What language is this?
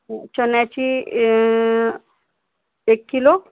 Marathi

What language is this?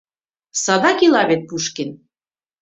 Mari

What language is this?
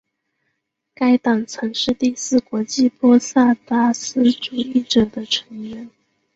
Chinese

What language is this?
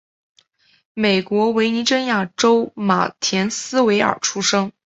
Chinese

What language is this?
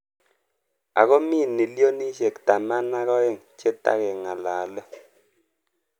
Kalenjin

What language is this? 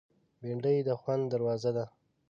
Pashto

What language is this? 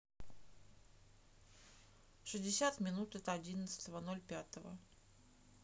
Russian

